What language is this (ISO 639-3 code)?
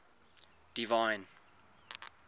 eng